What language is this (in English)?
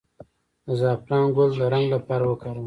Pashto